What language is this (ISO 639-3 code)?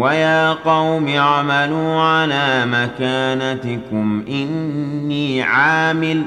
ara